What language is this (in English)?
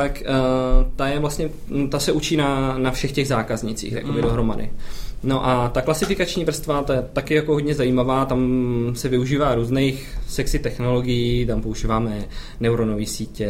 Czech